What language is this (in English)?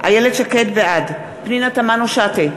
Hebrew